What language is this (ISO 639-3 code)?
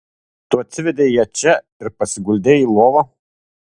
lit